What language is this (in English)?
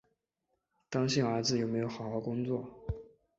Chinese